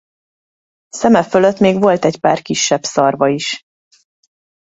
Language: Hungarian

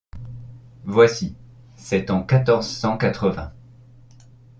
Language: French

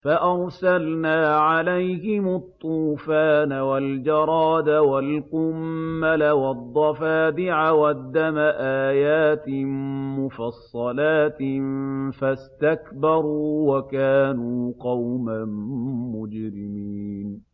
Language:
Arabic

